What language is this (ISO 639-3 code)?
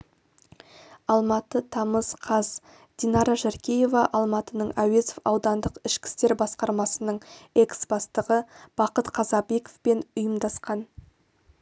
kaz